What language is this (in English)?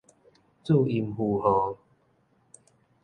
Min Nan Chinese